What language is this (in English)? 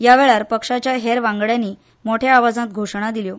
Konkani